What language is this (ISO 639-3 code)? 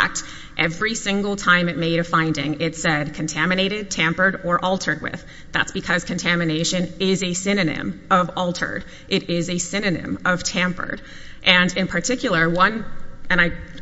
eng